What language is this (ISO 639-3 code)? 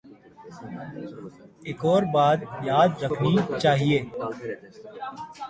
urd